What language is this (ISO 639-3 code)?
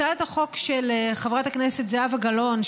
heb